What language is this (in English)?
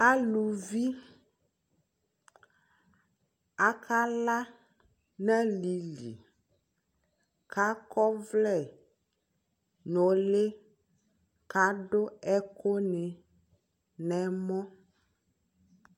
Ikposo